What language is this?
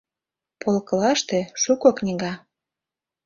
Mari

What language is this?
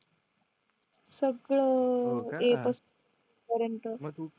Marathi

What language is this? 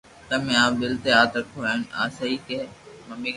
Loarki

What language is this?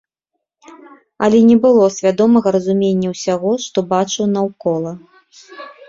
Belarusian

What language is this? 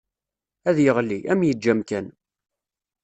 Kabyle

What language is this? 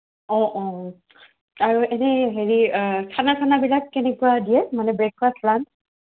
Assamese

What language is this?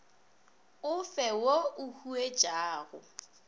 Northern Sotho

